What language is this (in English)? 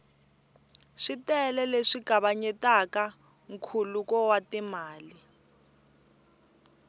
Tsonga